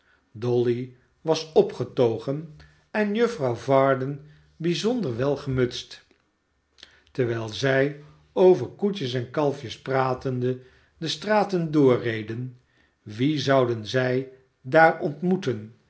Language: Dutch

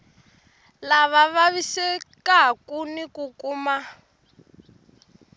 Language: Tsonga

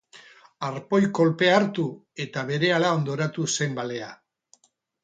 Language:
Basque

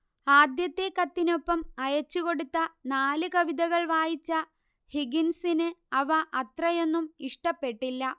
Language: Malayalam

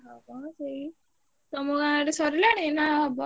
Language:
Odia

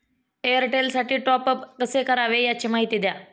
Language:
Marathi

